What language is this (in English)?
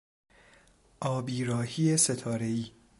Persian